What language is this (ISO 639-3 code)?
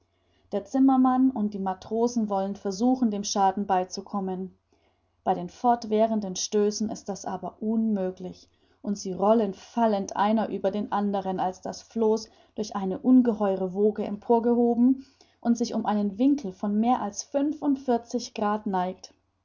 deu